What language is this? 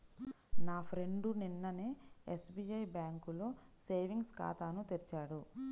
Telugu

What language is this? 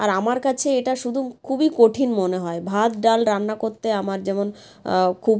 Bangla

